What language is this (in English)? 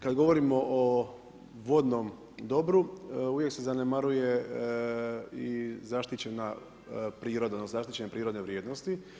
Croatian